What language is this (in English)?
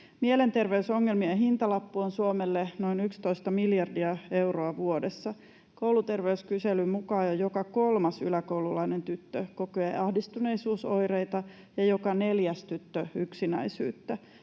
Finnish